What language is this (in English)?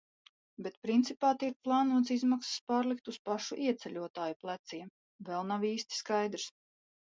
Latvian